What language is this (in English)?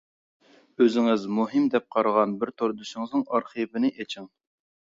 Uyghur